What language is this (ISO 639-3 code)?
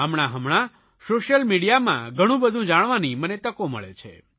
guj